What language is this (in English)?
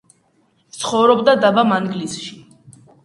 Georgian